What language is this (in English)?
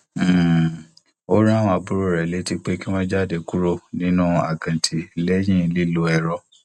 Yoruba